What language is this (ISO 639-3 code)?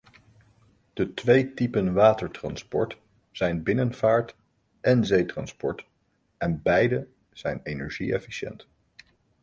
nld